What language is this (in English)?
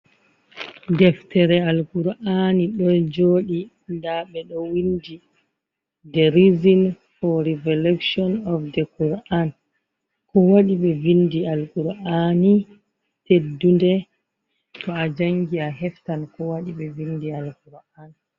Fula